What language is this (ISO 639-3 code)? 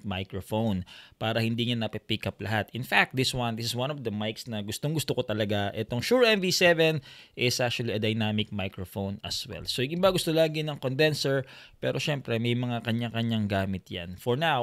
fil